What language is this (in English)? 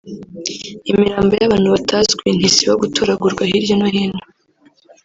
Kinyarwanda